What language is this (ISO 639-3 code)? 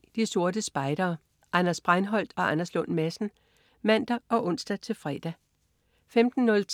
dan